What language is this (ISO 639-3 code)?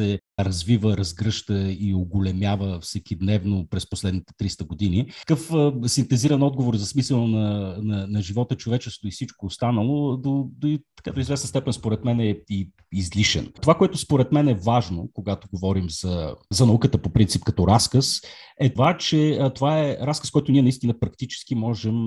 bul